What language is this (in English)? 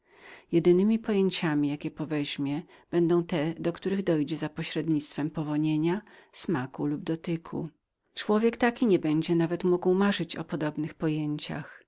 Polish